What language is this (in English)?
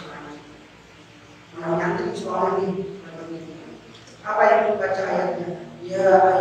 Indonesian